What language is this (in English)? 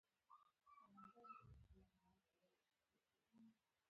Pashto